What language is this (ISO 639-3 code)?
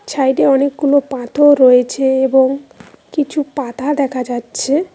ben